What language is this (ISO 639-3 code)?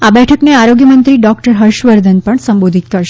guj